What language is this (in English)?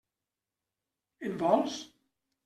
Catalan